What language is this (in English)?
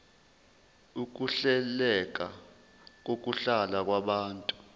Zulu